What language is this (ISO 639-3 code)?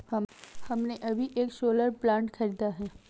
hin